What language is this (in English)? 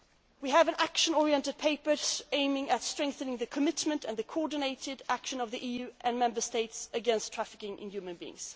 English